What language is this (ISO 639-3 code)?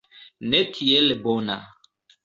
epo